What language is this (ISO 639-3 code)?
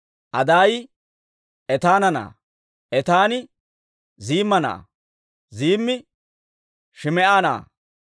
dwr